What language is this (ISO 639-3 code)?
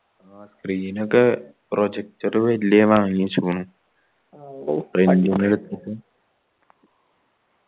mal